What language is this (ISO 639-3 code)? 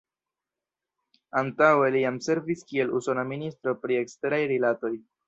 epo